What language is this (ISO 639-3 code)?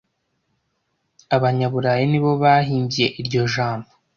kin